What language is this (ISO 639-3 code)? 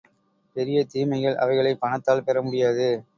tam